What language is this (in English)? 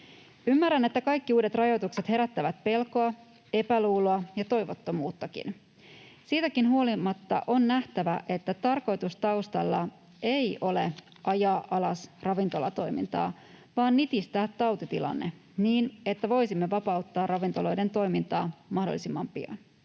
Finnish